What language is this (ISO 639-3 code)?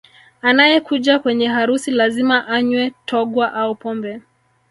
swa